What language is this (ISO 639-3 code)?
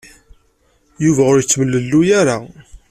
kab